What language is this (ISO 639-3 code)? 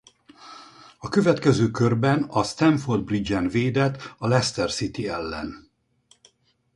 hun